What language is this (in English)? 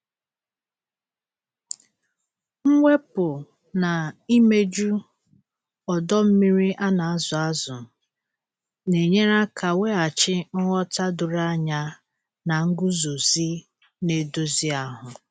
Igbo